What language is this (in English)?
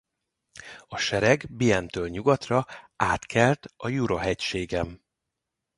Hungarian